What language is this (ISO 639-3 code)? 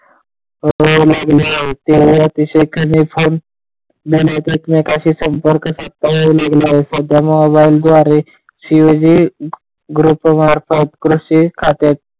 mar